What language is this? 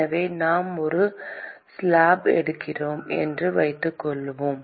Tamil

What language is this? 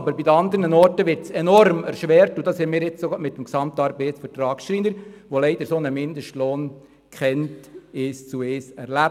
Swiss German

